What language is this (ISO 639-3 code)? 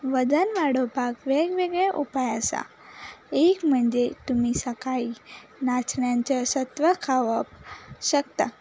kok